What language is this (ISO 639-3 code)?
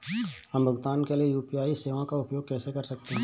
hin